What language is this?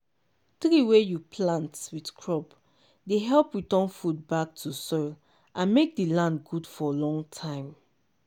Nigerian Pidgin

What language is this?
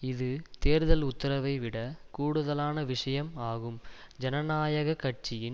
Tamil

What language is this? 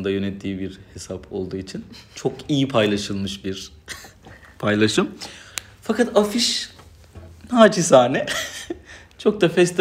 Turkish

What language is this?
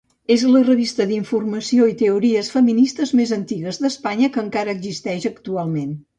Catalan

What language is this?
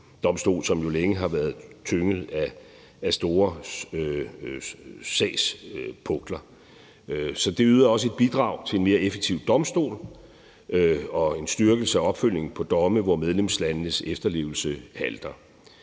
Danish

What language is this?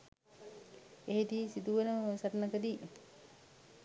Sinhala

